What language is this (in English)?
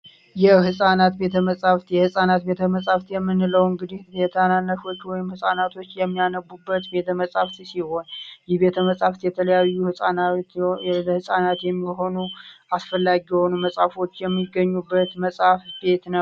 Amharic